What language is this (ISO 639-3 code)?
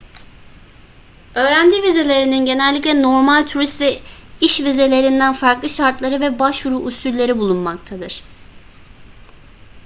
tur